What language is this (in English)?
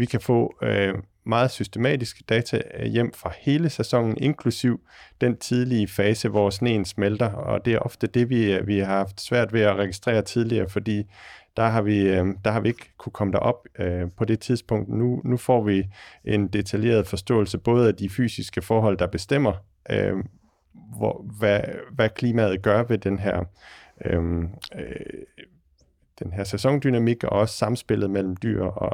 Danish